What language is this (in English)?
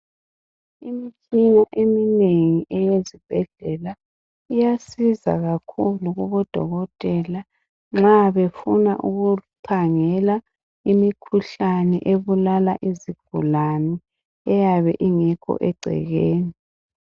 North Ndebele